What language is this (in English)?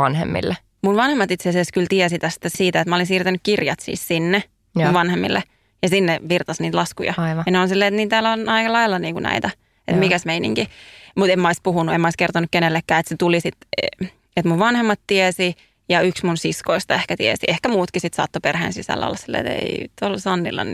Finnish